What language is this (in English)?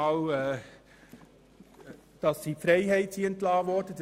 Swiss German